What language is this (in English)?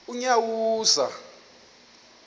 Xhosa